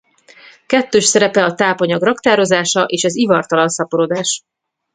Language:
Hungarian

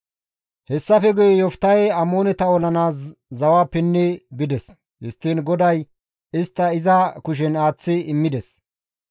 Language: Gamo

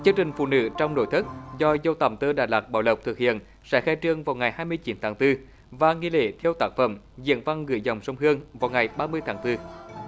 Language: Vietnamese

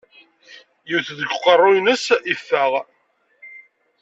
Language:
Kabyle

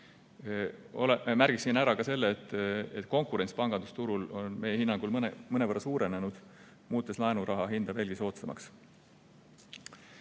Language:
Estonian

